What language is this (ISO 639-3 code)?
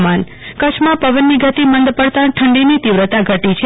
guj